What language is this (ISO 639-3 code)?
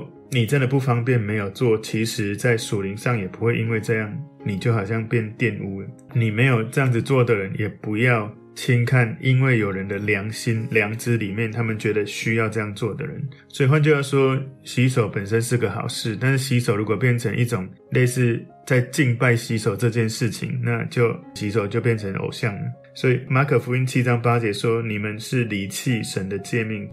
zho